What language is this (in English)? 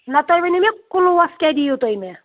Kashmiri